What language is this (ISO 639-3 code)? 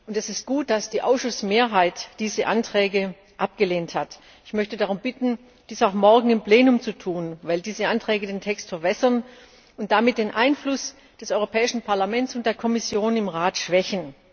deu